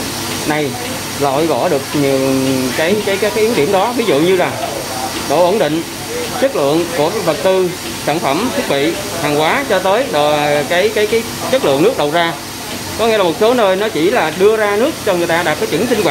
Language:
Vietnamese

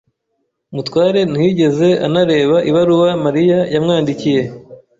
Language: Kinyarwanda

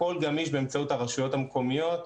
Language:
Hebrew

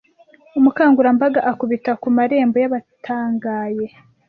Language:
Kinyarwanda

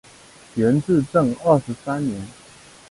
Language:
Chinese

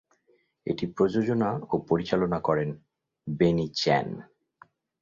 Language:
Bangla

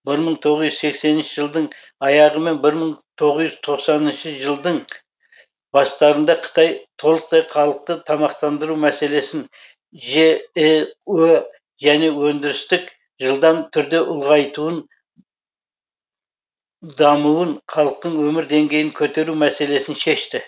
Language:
Kazakh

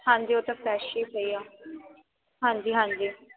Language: Punjabi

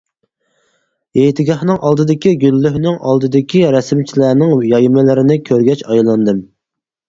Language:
Uyghur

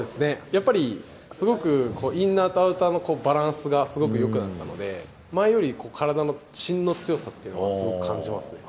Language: Japanese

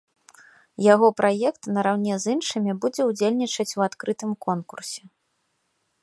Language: Belarusian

